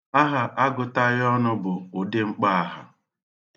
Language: Igbo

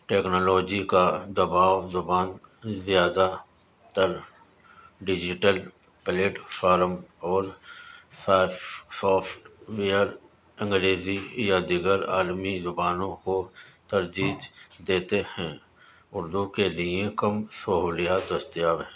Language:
Urdu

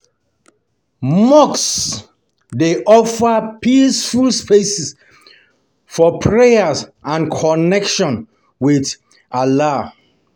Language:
Nigerian Pidgin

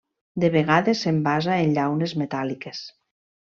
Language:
Catalan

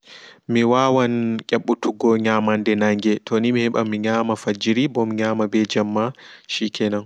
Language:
Fula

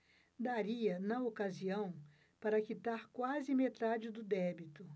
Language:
Portuguese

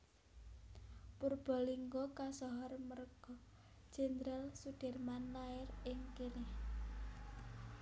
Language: Javanese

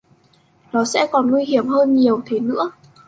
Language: Vietnamese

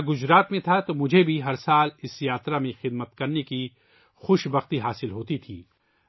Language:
Urdu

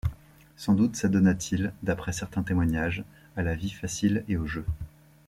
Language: French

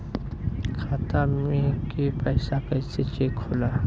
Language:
Bhojpuri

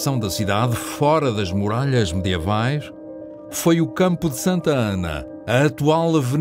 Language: Portuguese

